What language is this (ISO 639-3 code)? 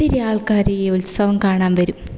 mal